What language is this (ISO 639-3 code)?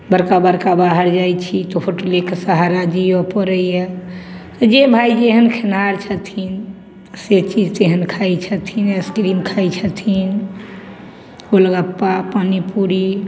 mai